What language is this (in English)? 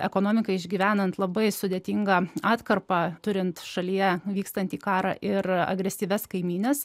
Lithuanian